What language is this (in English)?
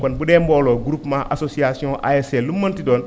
Wolof